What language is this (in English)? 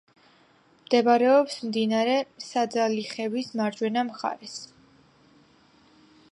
Georgian